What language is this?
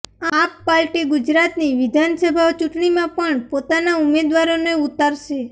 Gujarati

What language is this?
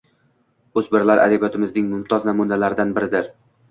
Uzbek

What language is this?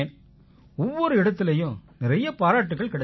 Tamil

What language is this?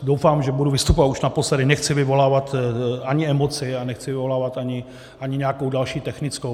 Czech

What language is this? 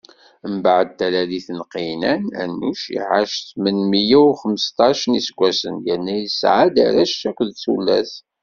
Kabyle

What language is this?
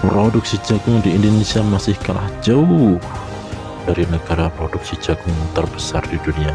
Indonesian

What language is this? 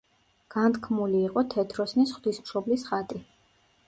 Georgian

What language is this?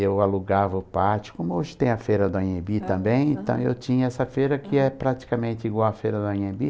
Portuguese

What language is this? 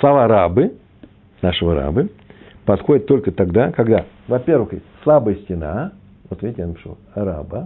Russian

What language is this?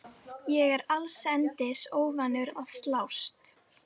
Icelandic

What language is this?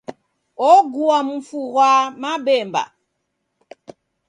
Taita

